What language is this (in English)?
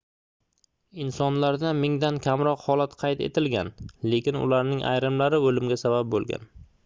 Uzbek